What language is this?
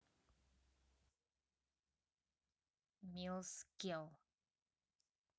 Russian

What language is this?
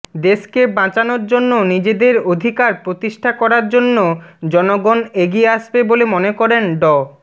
Bangla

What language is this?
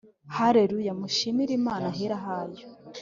Kinyarwanda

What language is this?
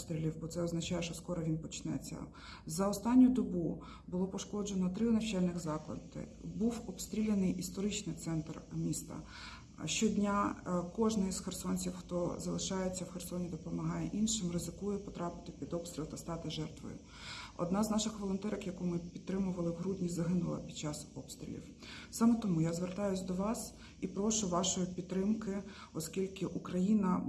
Ukrainian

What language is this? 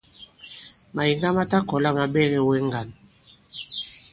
Bankon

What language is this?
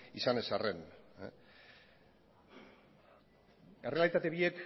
Basque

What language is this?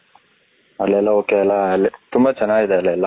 Kannada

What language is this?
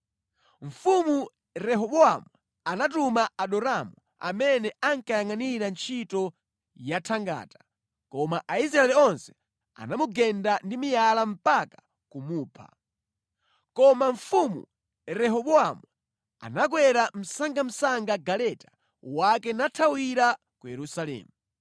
Nyanja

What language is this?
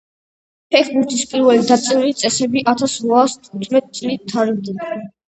Georgian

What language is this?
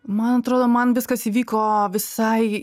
Lithuanian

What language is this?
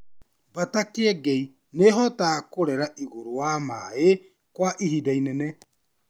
Kikuyu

